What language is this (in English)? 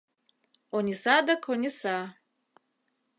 Mari